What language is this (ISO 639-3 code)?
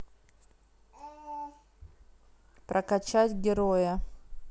rus